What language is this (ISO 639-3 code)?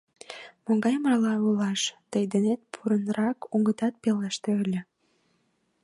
chm